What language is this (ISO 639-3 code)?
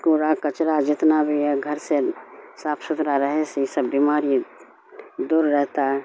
urd